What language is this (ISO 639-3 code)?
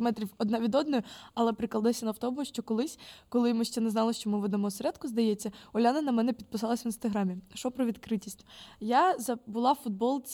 ukr